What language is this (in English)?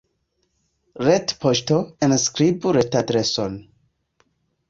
Esperanto